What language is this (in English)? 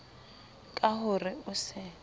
Southern Sotho